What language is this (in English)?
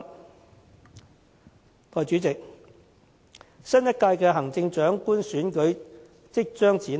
Cantonese